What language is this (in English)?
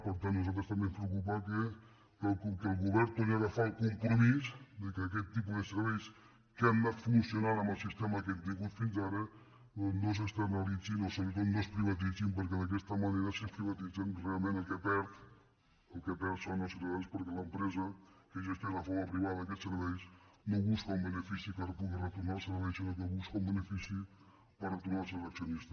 Catalan